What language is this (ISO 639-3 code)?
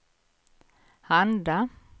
swe